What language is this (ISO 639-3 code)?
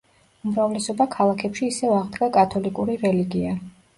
kat